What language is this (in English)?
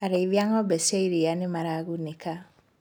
Kikuyu